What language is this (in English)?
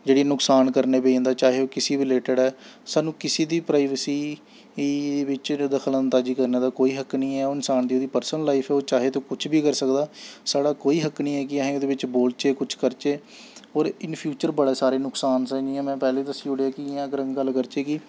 Dogri